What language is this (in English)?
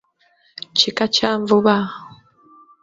Ganda